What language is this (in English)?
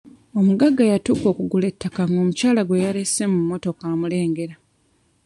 Ganda